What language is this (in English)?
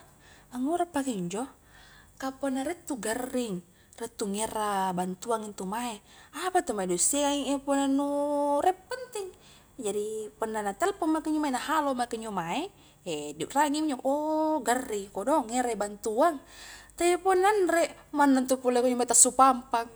Highland Konjo